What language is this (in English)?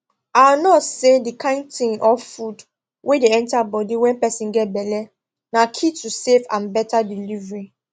Nigerian Pidgin